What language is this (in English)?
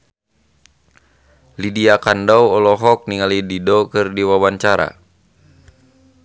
Sundanese